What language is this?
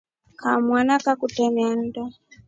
Rombo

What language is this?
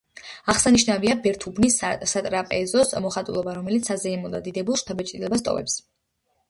Georgian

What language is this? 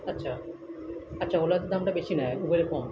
Bangla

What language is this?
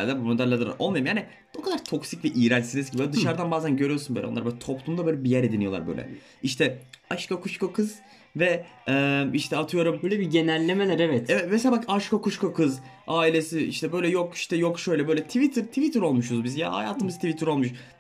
Turkish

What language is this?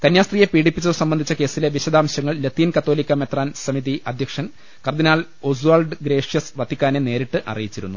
Malayalam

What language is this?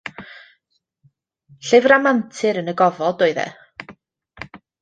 Welsh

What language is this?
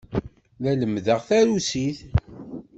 Kabyle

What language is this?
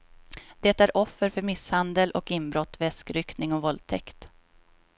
Swedish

